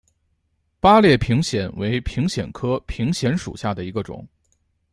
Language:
Chinese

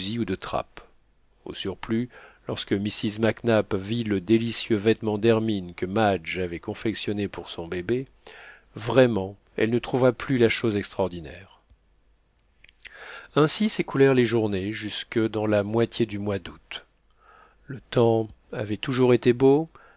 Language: French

